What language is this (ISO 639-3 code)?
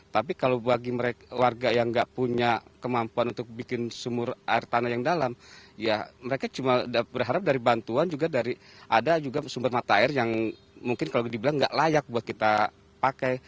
ind